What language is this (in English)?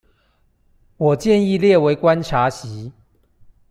Chinese